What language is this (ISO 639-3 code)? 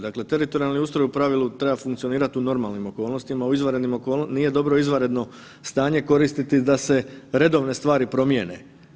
hrv